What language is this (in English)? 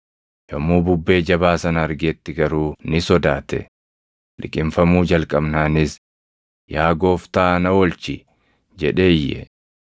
Oromo